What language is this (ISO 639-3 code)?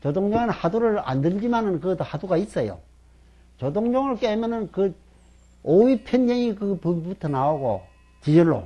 kor